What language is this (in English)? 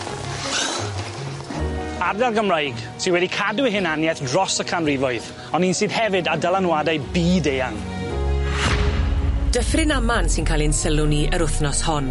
Welsh